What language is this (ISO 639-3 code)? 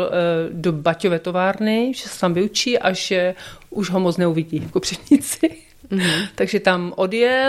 ces